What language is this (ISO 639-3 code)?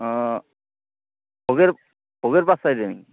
asm